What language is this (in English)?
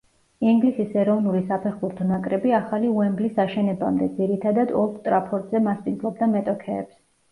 Georgian